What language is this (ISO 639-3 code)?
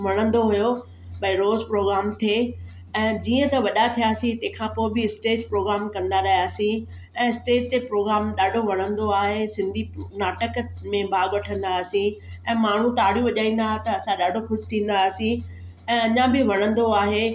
snd